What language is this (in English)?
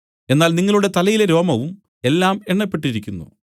Malayalam